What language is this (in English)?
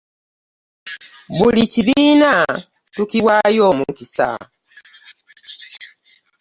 Ganda